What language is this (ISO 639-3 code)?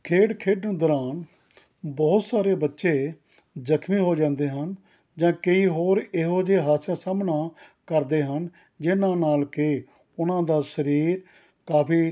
pan